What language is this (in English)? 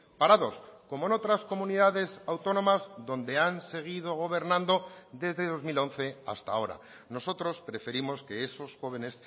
Spanish